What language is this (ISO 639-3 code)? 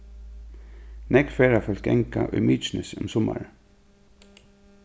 fao